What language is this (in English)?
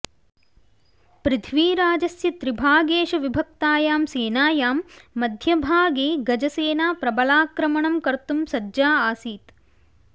Sanskrit